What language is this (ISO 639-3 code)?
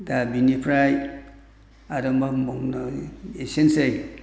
brx